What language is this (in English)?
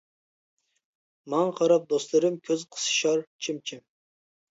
Uyghur